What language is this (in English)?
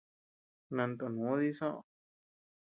Tepeuxila Cuicatec